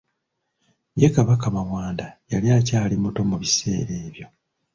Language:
Ganda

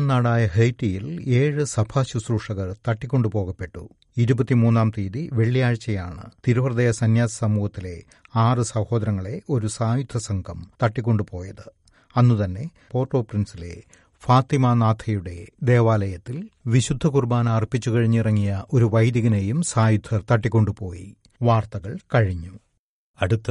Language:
Malayalam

